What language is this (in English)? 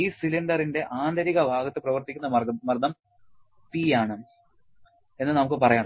Malayalam